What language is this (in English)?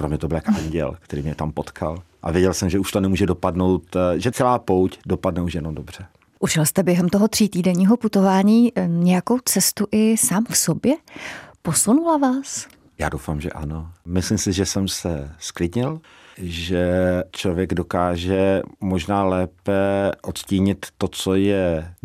Czech